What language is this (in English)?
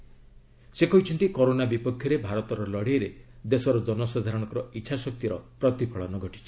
Odia